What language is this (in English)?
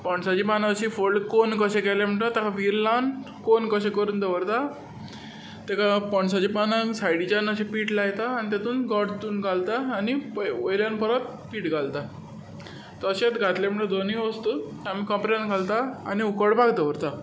Konkani